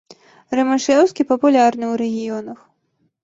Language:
Belarusian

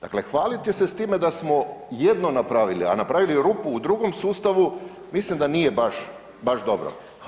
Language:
Croatian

